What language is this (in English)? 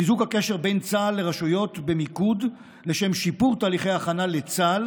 Hebrew